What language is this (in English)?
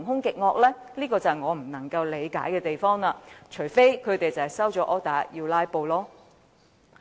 Cantonese